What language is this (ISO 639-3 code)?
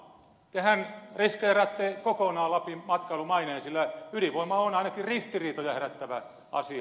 fin